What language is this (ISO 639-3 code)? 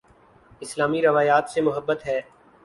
urd